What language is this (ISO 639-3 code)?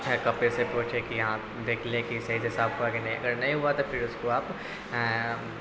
urd